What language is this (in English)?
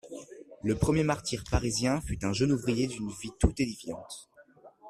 French